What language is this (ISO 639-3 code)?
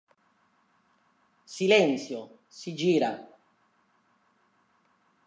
ita